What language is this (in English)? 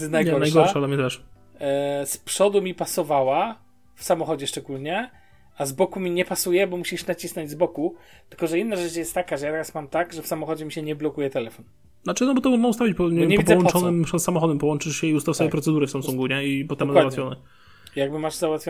Polish